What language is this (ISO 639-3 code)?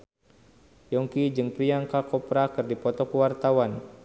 sun